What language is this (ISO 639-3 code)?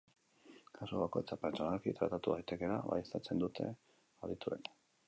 eus